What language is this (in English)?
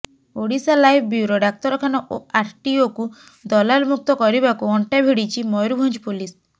Odia